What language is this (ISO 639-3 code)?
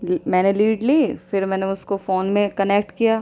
urd